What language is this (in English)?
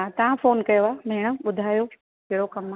Sindhi